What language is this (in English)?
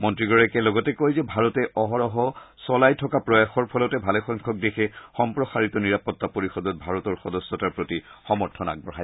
Assamese